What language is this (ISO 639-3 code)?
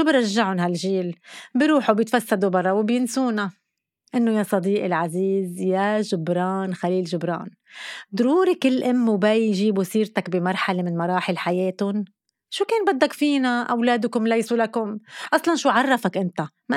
ara